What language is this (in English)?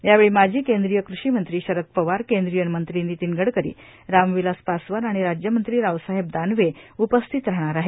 Marathi